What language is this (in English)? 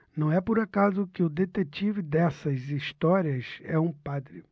Portuguese